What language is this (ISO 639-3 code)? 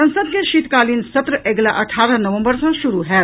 mai